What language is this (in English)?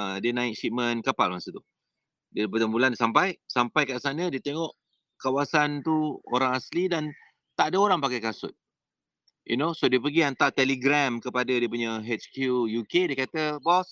Malay